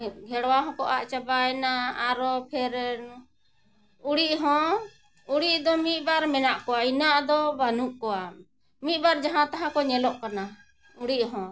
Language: Santali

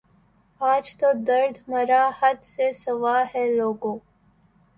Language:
Urdu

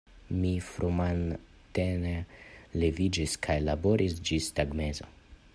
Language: Esperanto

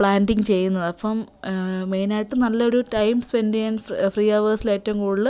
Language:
Malayalam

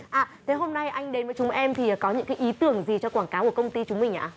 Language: Vietnamese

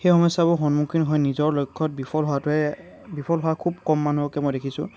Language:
Assamese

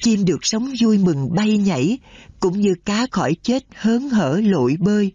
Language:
Vietnamese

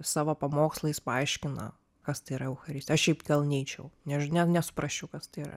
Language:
Lithuanian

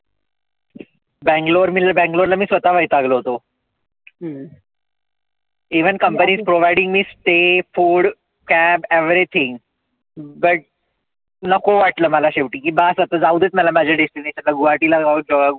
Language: Marathi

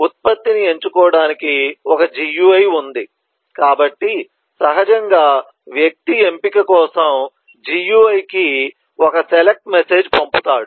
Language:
Telugu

